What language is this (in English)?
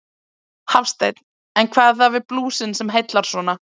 Icelandic